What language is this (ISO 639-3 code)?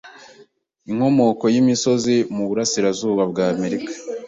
kin